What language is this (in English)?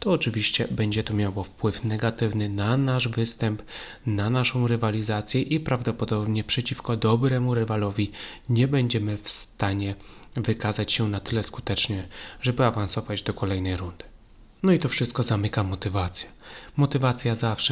Polish